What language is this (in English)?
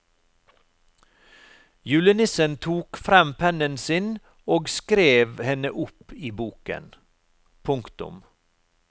Norwegian